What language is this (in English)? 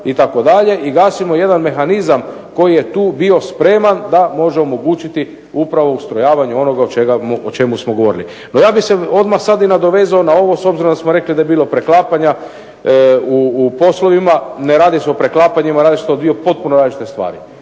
Croatian